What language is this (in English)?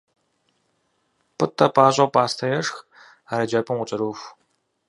Kabardian